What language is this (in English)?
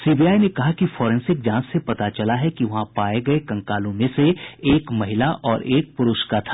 Hindi